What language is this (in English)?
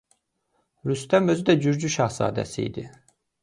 Azerbaijani